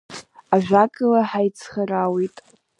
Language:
Abkhazian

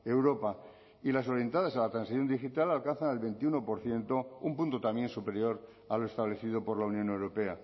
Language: Spanish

